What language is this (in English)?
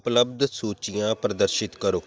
Punjabi